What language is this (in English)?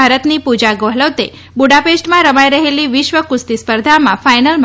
Gujarati